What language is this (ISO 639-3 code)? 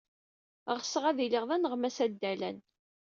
kab